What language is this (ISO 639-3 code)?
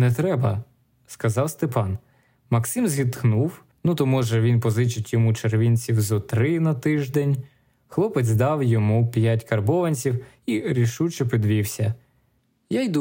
ukr